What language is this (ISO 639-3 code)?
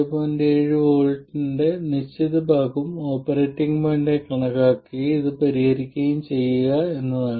mal